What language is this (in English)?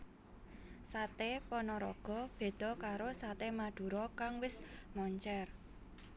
Javanese